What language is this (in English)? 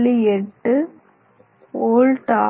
Tamil